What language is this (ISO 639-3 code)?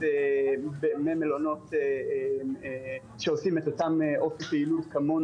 heb